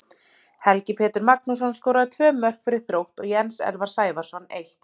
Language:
Icelandic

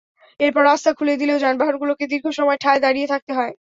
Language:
Bangla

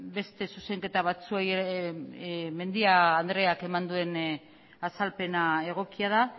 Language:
Basque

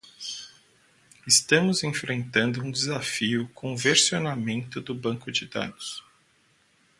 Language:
Portuguese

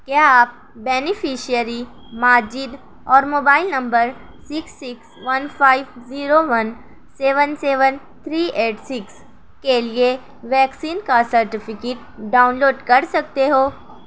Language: Urdu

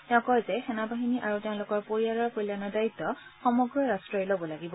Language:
Assamese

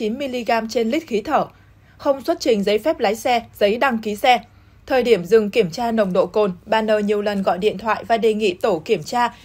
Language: Vietnamese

